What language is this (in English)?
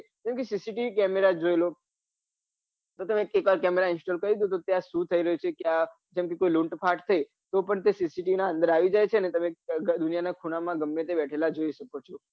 Gujarati